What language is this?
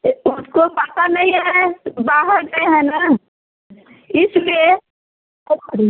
Hindi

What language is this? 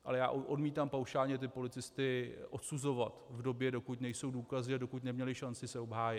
Czech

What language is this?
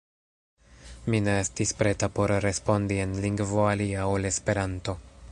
Esperanto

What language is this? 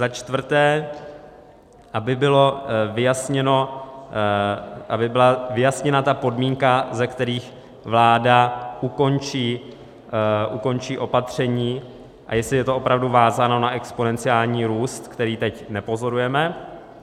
Czech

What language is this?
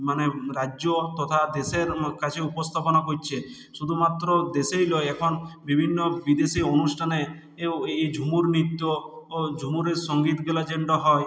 Bangla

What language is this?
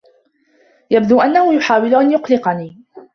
Arabic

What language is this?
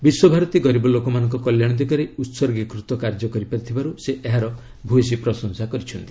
Odia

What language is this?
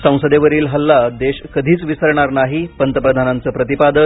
Marathi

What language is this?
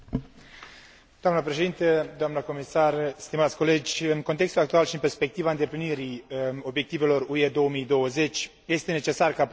Romanian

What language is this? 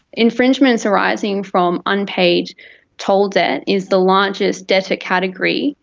English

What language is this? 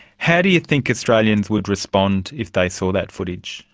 English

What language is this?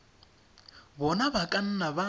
Tswana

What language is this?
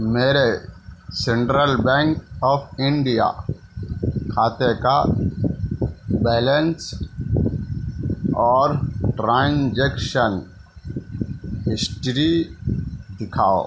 Urdu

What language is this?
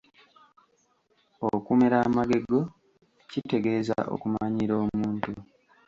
Ganda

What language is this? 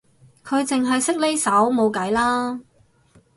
Cantonese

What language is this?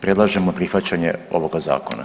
Croatian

